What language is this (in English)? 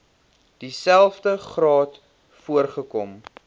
Afrikaans